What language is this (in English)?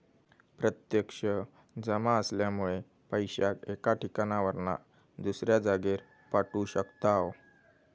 Marathi